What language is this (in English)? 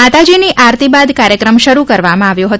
Gujarati